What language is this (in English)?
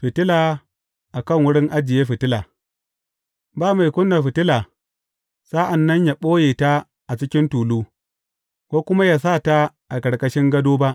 Hausa